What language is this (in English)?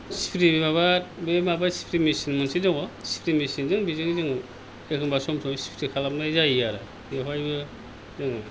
Bodo